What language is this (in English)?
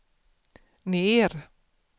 Swedish